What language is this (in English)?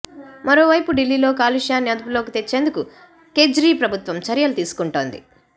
Telugu